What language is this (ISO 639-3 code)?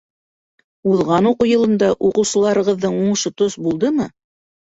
bak